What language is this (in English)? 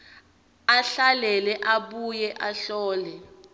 Swati